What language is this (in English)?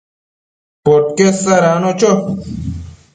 Matsés